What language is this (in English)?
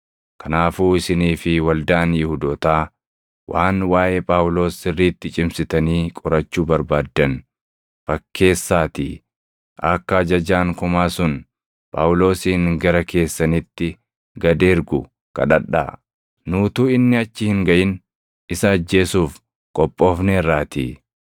Oromo